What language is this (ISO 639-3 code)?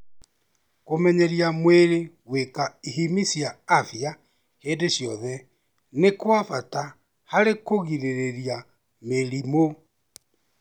kik